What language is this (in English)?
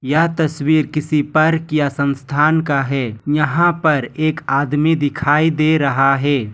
Hindi